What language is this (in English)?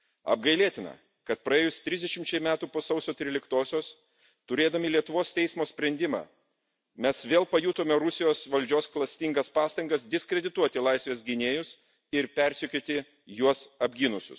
Lithuanian